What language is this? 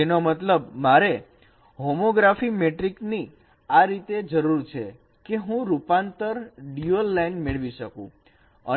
Gujarati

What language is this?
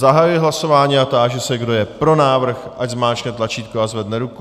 Czech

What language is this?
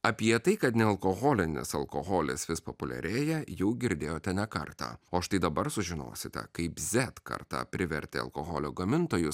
Lithuanian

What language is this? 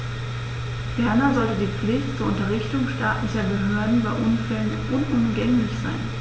German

